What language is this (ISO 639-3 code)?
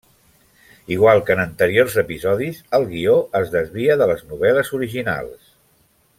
cat